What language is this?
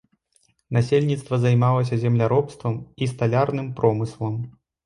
Belarusian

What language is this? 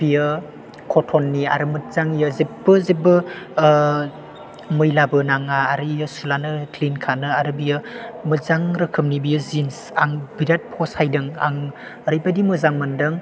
Bodo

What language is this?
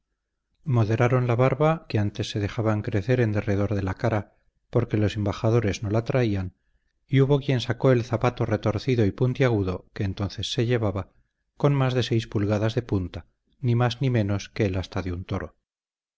Spanish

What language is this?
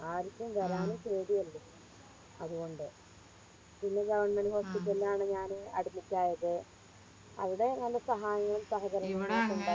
Malayalam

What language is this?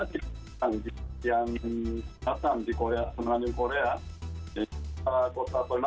Indonesian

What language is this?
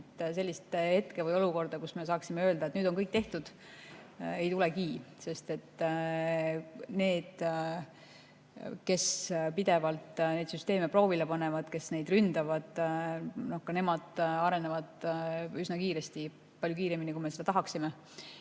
Estonian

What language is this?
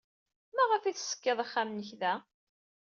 Kabyle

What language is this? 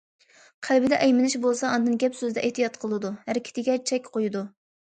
Uyghur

